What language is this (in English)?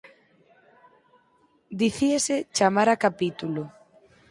Galician